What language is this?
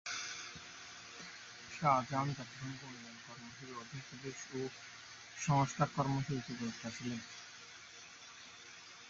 Bangla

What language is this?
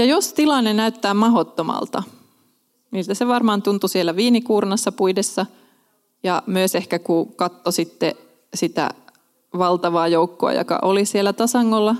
Finnish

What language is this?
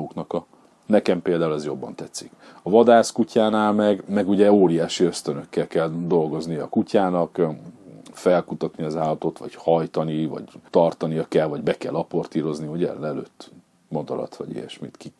Hungarian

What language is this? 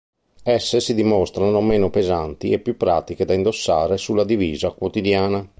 Italian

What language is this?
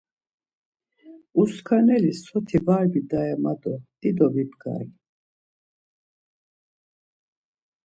Laz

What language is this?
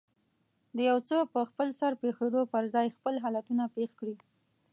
Pashto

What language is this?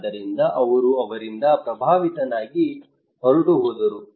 Kannada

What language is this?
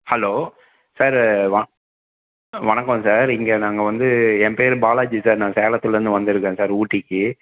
Tamil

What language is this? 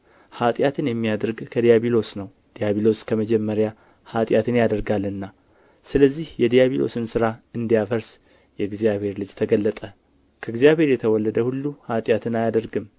Amharic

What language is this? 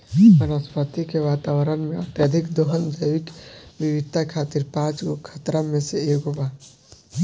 Bhojpuri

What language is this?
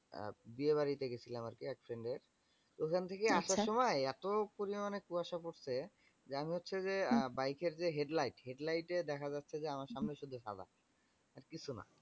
Bangla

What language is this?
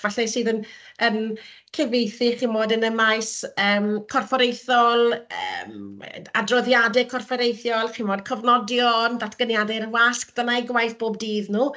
Welsh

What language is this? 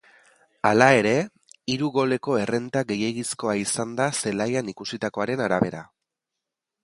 Basque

